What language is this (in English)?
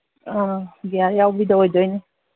Manipuri